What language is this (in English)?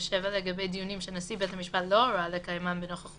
Hebrew